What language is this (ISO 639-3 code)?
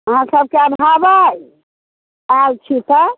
mai